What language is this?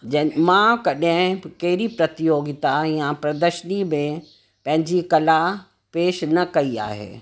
Sindhi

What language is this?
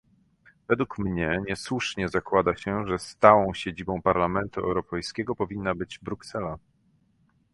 Polish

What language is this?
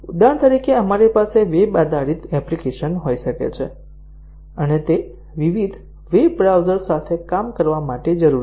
Gujarati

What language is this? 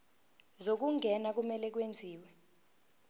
Zulu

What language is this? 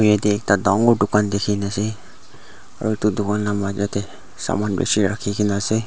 Naga Pidgin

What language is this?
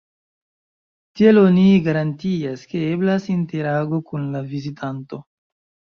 Esperanto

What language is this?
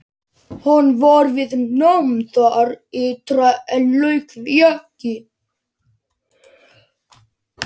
Icelandic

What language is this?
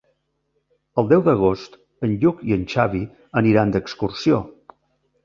Catalan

